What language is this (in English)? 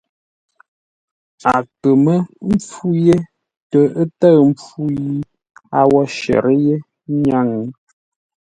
Ngombale